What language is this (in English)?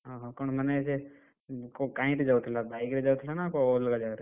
Odia